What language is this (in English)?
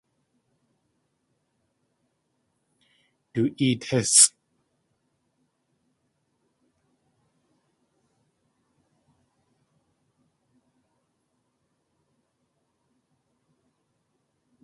Tlingit